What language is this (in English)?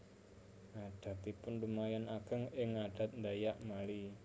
Javanese